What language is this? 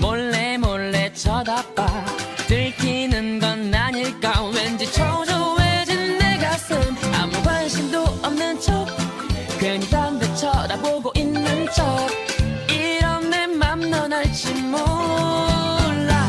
Korean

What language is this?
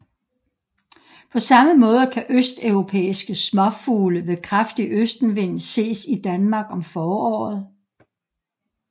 Danish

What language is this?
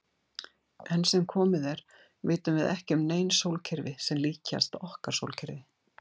Icelandic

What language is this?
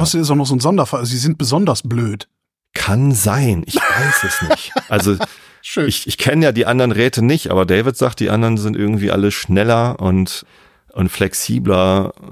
German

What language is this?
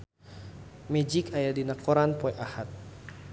Sundanese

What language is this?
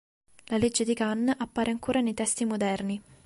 Italian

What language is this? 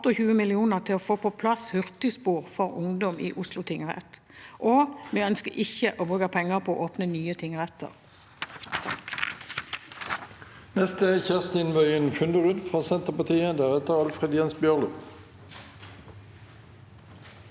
Norwegian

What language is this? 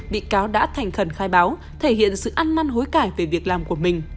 Vietnamese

